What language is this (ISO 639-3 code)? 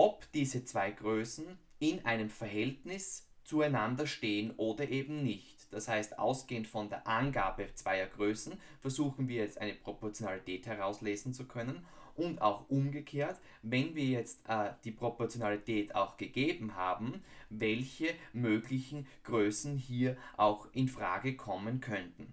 deu